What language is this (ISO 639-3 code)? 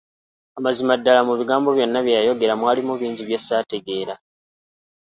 lug